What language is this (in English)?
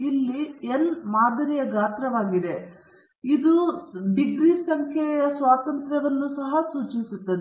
Kannada